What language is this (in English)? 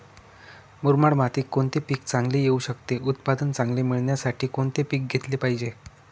Marathi